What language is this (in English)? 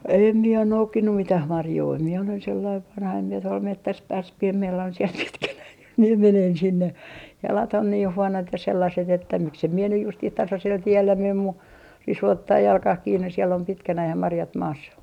Finnish